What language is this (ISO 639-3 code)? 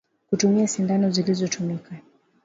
swa